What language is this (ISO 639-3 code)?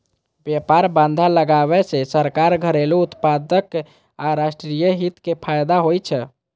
mai